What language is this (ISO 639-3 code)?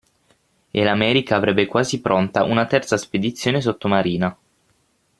ita